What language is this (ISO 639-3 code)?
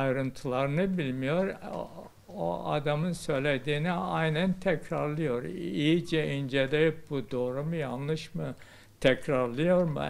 tur